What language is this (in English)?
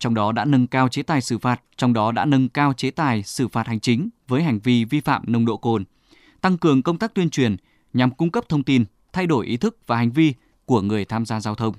Vietnamese